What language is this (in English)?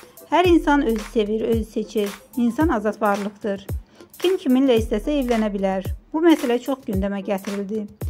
Turkish